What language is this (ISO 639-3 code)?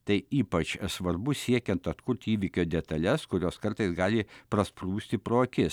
lit